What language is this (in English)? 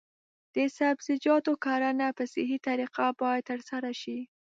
Pashto